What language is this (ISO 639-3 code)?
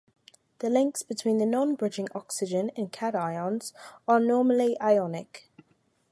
eng